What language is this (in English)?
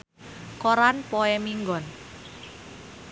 Sundanese